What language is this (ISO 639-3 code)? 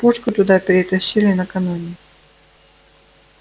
rus